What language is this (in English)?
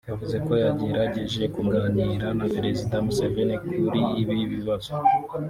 Kinyarwanda